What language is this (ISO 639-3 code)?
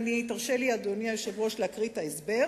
heb